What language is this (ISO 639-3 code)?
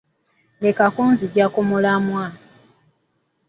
lug